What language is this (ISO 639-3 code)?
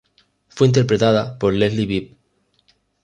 spa